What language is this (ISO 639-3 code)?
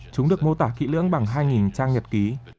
vie